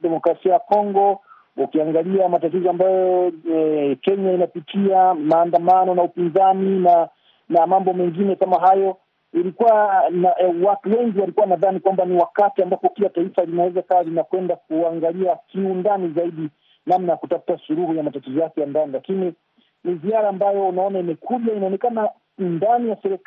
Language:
Swahili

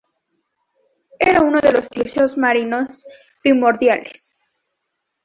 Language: Spanish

